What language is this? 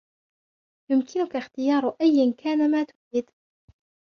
Arabic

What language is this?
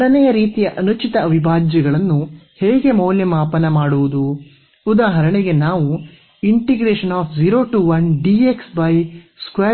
Kannada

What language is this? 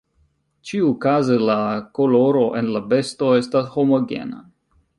Esperanto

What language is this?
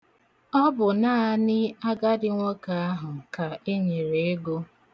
Igbo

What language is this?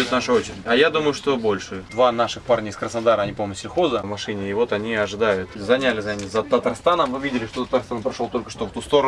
Russian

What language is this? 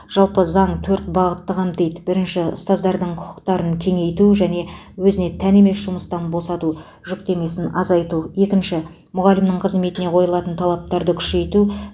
Kazakh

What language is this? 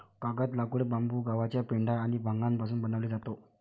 Marathi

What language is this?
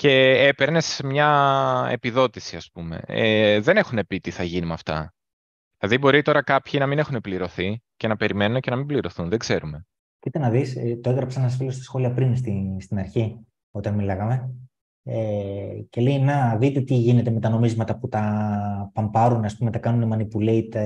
Greek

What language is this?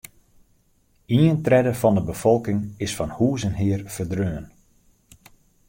Western Frisian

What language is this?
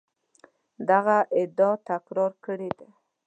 Pashto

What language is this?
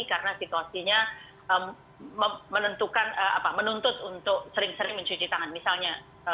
Indonesian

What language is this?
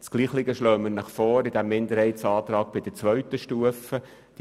Swiss German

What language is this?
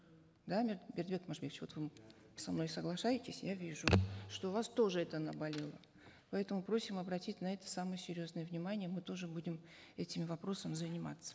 Kazakh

